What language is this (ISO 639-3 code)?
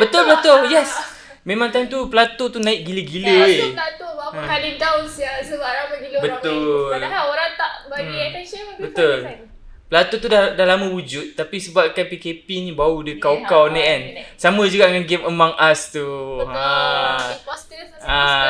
msa